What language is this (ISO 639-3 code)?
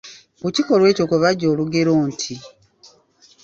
lug